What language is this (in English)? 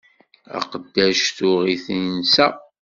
Kabyle